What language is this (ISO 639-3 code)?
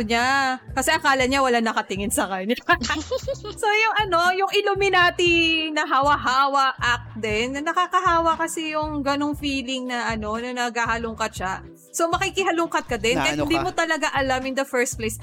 fil